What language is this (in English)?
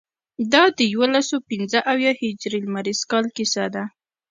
Pashto